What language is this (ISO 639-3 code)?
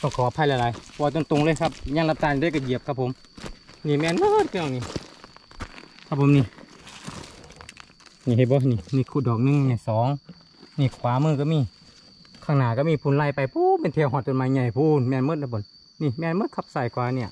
tha